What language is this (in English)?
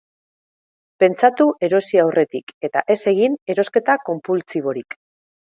Basque